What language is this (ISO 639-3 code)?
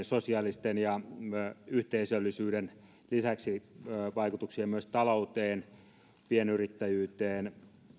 fin